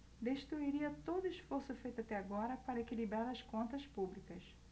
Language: Portuguese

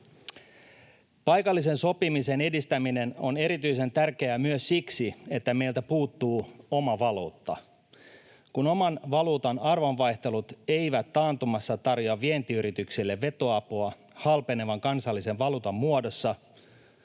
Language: Finnish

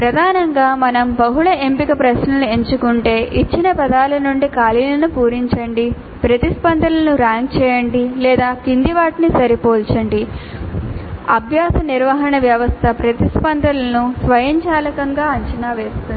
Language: Telugu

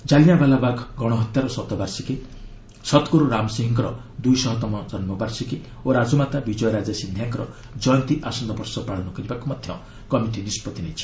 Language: Odia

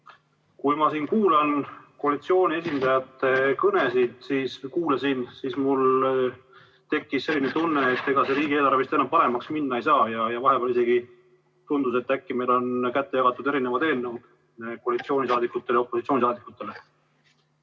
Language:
Estonian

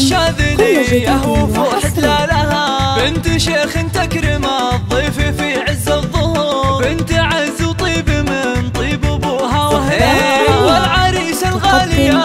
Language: Arabic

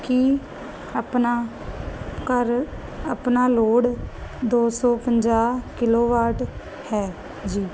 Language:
Punjabi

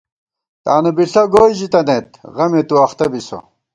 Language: Gawar-Bati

